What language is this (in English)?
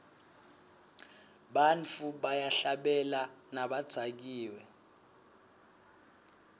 Swati